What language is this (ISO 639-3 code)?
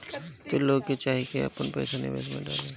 bho